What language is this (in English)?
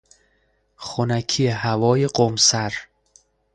Persian